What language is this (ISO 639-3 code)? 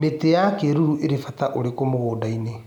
kik